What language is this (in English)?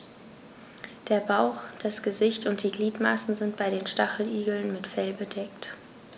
German